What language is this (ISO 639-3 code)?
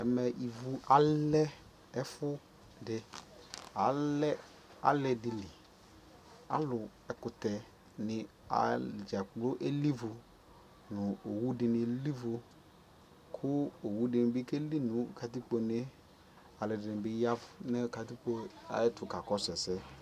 kpo